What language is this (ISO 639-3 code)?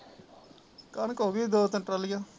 pan